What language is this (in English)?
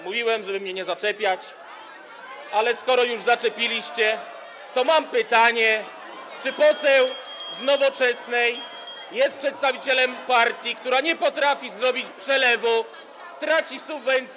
Polish